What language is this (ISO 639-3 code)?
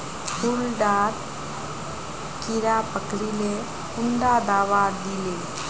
mag